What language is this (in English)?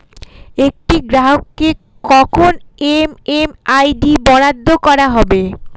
Bangla